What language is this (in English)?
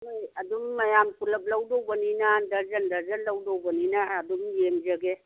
Manipuri